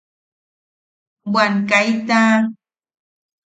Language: Yaqui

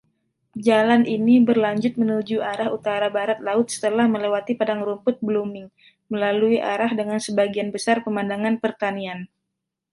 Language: Indonesian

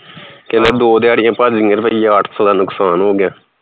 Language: Punjabi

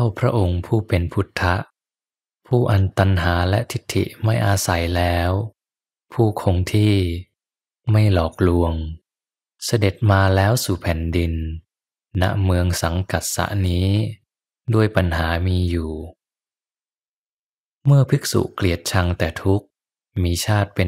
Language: Thai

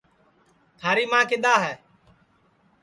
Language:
Sansi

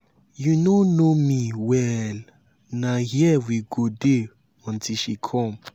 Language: Nigerian Pidgin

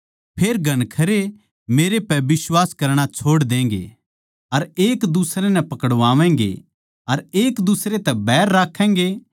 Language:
Haryanvi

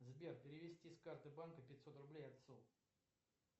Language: Russian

